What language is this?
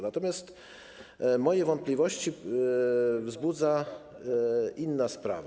Polish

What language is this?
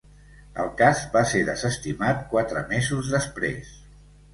Catalan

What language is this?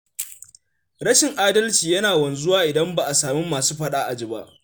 Hausa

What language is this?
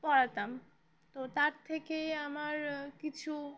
Bangla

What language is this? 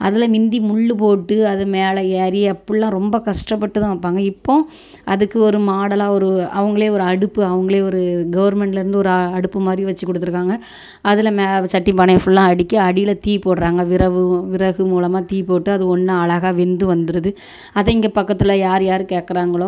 Tamil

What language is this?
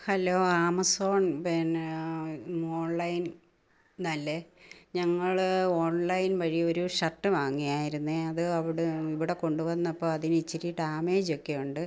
Malayalam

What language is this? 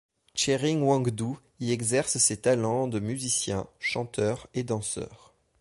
French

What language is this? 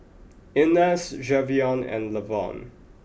English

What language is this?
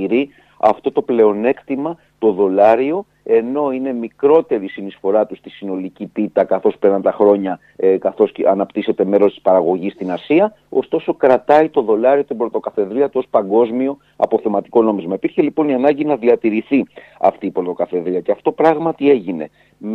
Greek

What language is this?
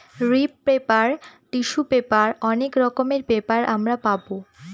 Bangla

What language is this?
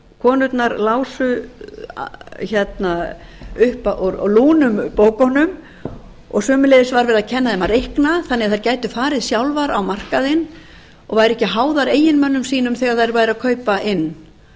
Icelandic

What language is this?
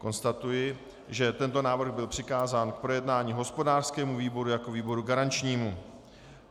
Czech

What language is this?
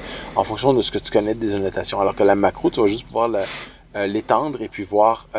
French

